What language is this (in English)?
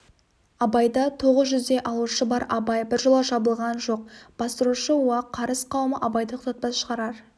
Kazakh